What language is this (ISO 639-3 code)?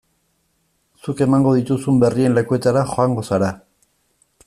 eus